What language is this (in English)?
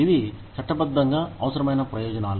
Telugu